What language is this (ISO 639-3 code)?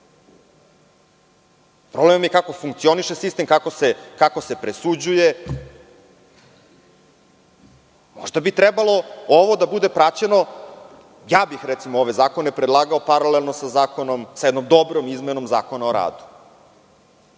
srp